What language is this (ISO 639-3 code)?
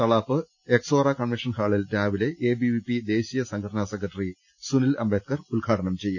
mal